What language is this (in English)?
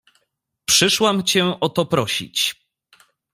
Polish